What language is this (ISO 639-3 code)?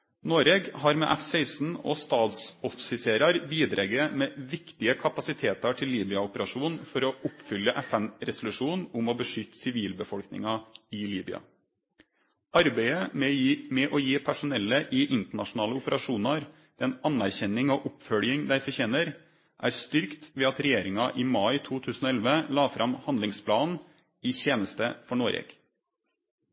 nno